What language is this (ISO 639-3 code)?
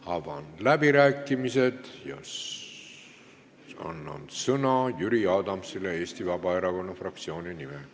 est